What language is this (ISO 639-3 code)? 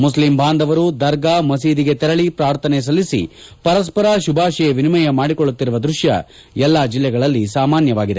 kan